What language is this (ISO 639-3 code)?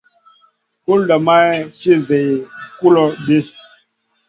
mcn